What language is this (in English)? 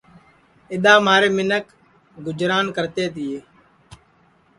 Sansi